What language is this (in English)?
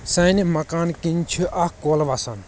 Kashmiri